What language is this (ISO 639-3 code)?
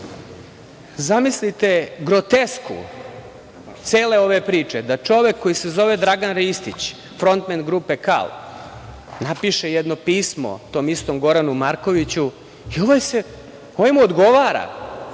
srp